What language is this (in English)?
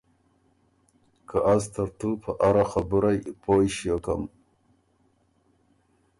Ormuri